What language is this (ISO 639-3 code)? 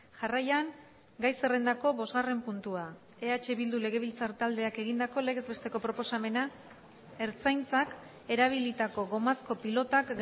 eus